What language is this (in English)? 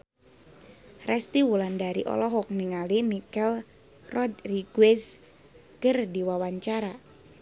Sundanese